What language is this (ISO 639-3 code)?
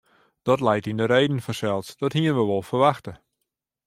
fry